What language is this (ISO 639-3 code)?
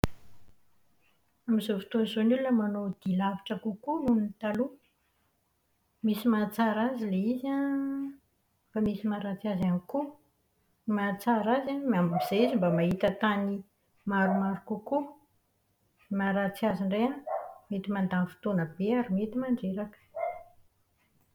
mlg